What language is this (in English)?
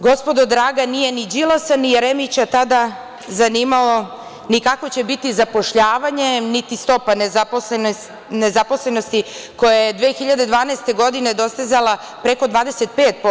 Serbian